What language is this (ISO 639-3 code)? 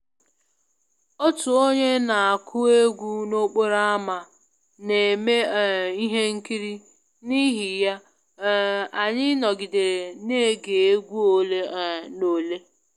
ibo